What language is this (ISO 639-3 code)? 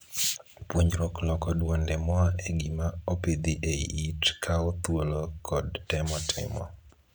luo